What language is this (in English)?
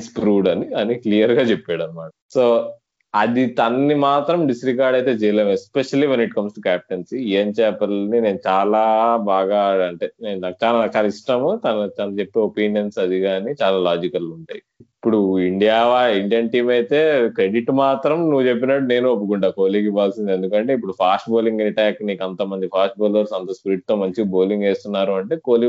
Telugu